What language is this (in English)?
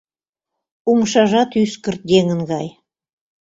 Mari